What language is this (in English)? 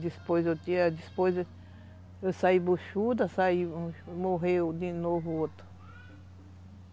Portuguese